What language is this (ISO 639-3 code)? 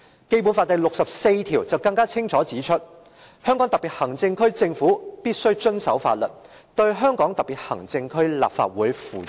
yue